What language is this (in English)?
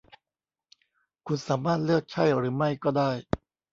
Thai